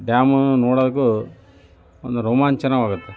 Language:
Kannada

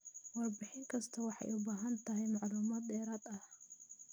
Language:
Somali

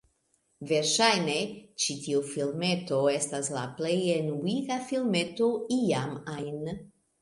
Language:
Esperanto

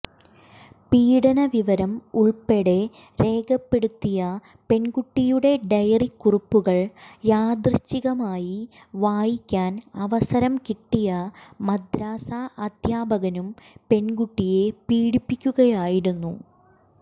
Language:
Malayalam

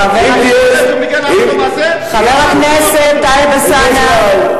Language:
Hebrew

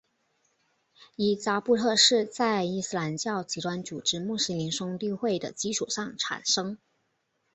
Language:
Chinese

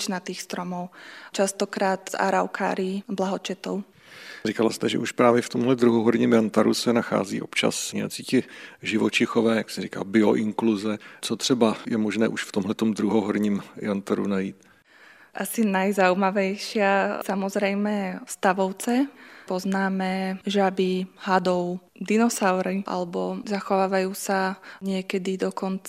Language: Czech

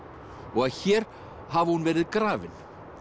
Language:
Icelandic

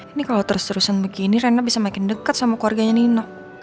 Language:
Indonesian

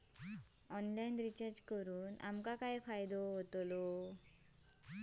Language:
Marathi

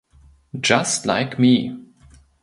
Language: German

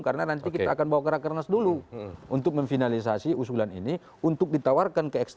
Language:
Indonesian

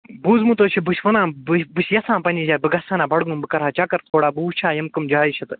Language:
Kashmiri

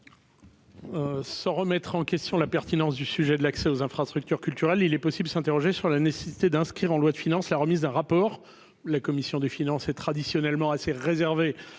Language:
French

